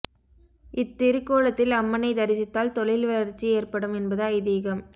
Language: Tamil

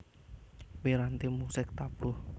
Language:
Javanese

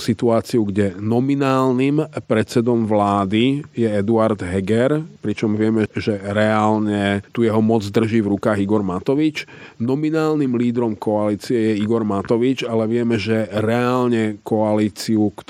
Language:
Slovak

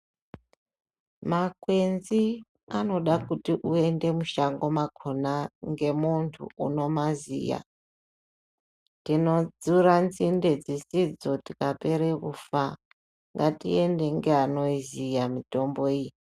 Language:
Ndau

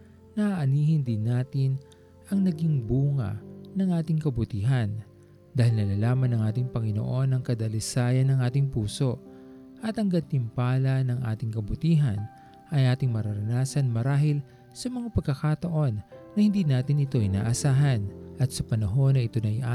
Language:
Filipino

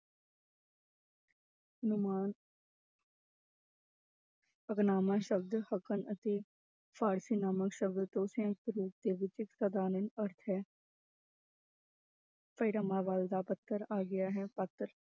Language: Punjabi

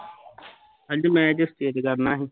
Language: Punjabi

